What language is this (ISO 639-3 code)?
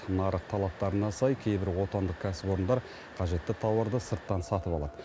kaz